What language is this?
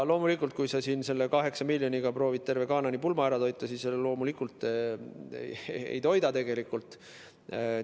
Estonian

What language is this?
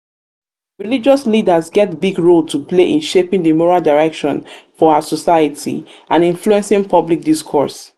Nigerian Pidgin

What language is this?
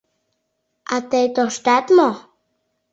Mari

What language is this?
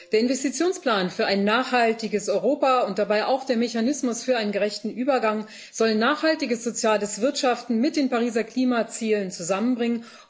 German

